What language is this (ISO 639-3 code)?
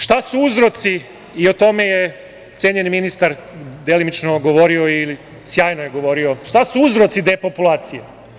srp